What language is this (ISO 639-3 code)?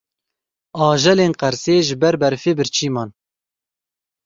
kur